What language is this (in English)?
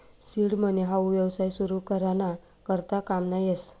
Marathi